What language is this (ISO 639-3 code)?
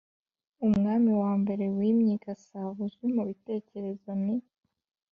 kin